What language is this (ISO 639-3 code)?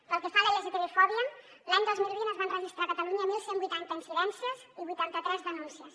cat